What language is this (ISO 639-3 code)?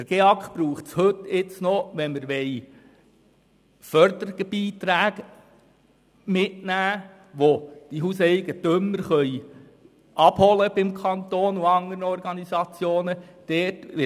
gsw